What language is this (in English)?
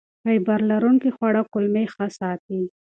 Pashto